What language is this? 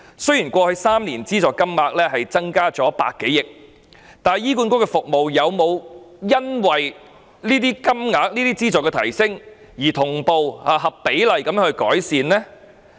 Cantonese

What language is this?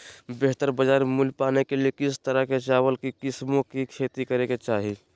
Magahi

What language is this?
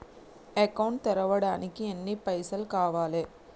Telugu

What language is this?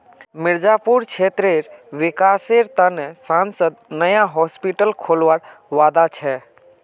Magahi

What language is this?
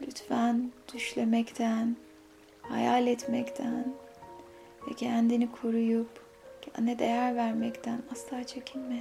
Turkish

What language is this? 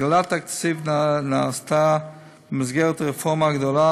Hebrew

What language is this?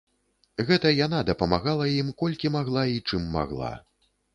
Belarusian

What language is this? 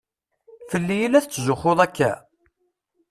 Kabyle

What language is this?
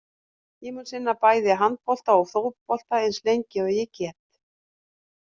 Icelandic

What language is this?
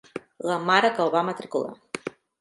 Catalan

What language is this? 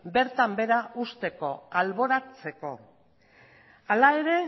Basque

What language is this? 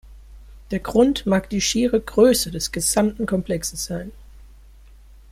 German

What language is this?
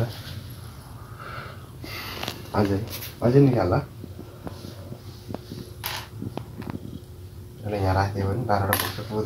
Romanian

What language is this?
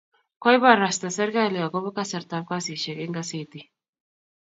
Kalenjin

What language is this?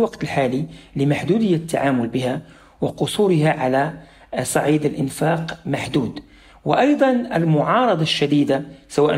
Arabic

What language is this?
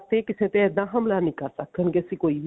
Punjabi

